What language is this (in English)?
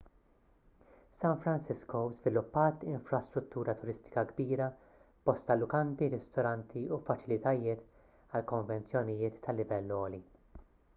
Maltese